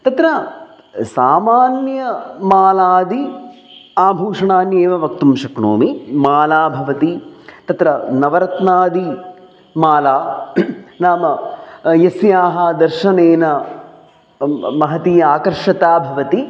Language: Sanskrit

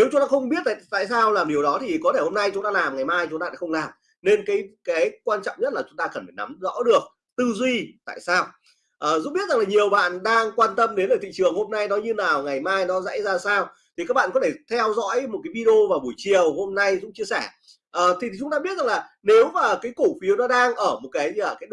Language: Vietnamese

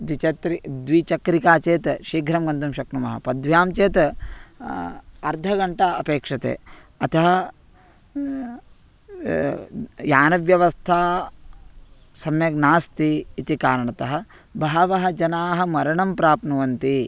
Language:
Sanskrit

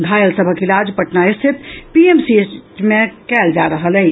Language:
Maithili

